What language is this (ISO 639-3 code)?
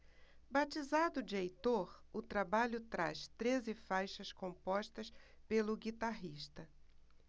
por